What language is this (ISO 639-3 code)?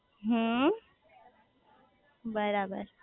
guj